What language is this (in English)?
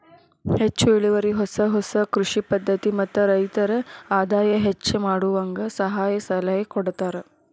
Kannada